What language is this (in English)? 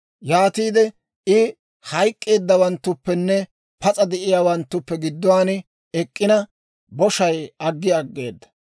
Dawro